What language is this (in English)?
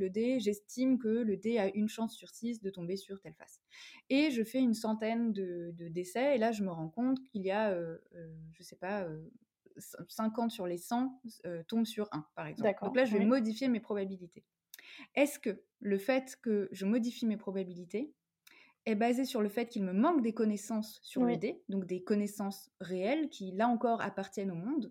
French